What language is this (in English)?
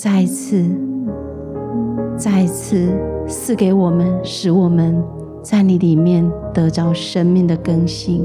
Chinese